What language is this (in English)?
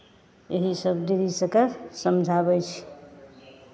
Maithili